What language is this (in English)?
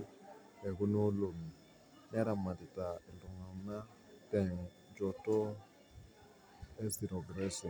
Masai